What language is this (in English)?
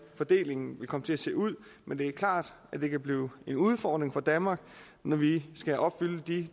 Danish